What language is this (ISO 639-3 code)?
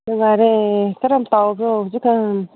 mni